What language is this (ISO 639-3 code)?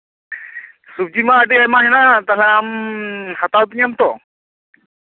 sat